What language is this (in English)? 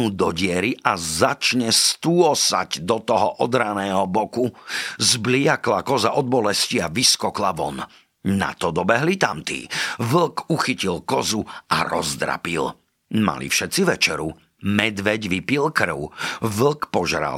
Slovak